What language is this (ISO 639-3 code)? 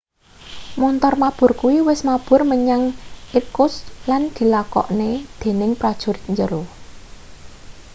jav